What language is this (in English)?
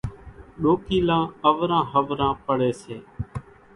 Kachi Koli